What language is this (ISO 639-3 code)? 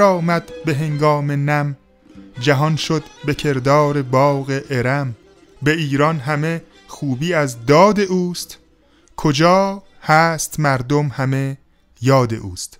fas